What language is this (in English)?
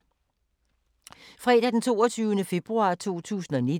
Danish